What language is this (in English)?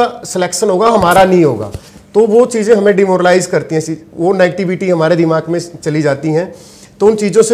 Hindi